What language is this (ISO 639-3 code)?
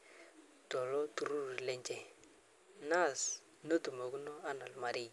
mas